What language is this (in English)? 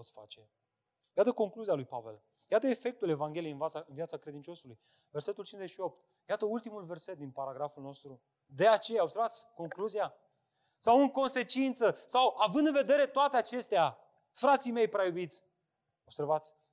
Romanian